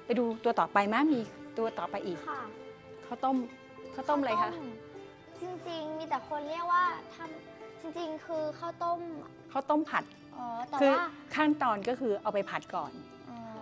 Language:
Thai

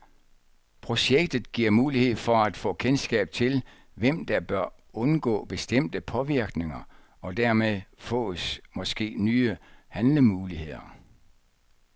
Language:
Danish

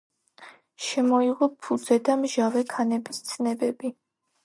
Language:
Georgian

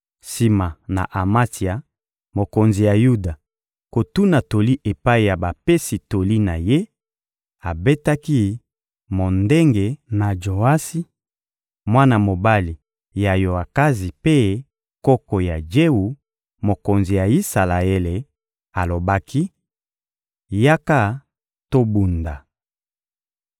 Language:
Lingala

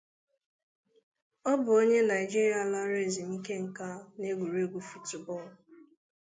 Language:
Igbo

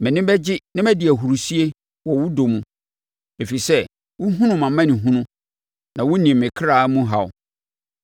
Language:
Akan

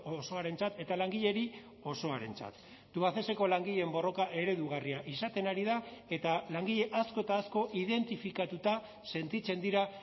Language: Basque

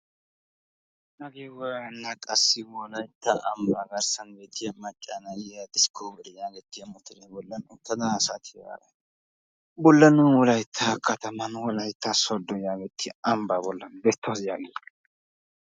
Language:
Wolaytta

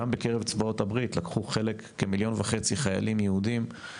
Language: Hebrew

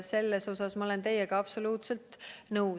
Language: Estonian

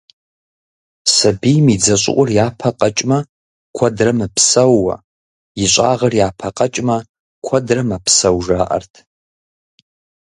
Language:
Kabardian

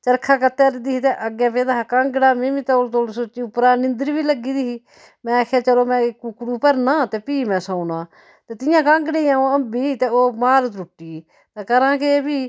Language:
Dogri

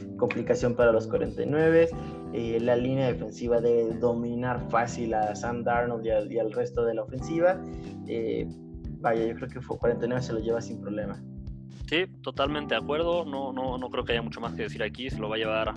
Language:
Spanish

